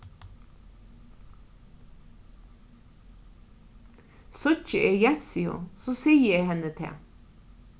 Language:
Faroese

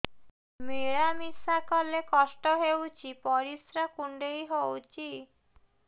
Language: Odia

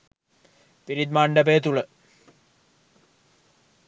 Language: Sinhala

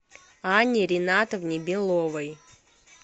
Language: Russian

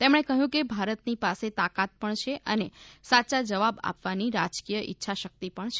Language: Gujarati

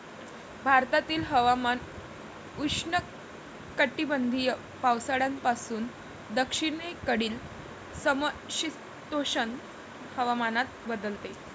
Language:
Marathi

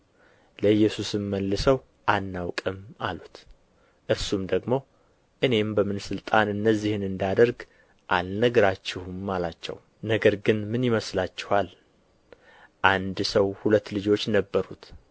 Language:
Amharic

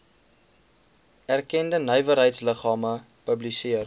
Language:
Afrikaans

